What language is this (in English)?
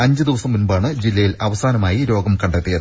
Malayalam